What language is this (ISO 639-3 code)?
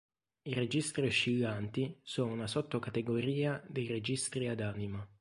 ita